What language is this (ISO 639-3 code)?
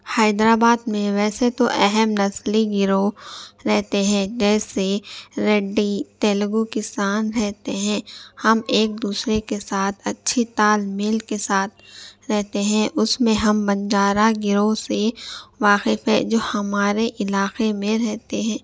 urd